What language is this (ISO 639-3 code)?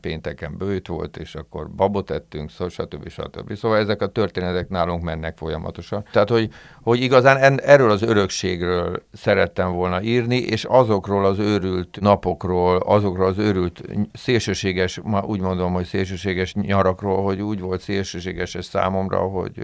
hun